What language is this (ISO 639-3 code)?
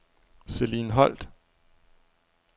dan